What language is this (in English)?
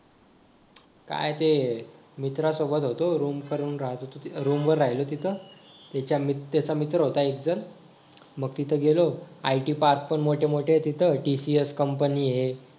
Marathi